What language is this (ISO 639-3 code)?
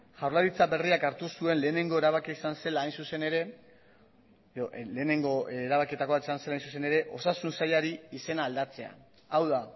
eus